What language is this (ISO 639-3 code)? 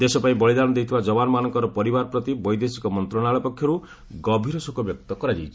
ori